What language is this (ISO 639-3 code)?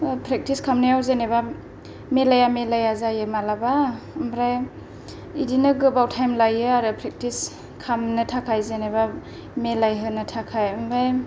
brx